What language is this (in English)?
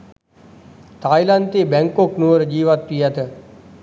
Sinhala